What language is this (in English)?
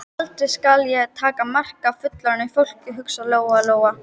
Icelandic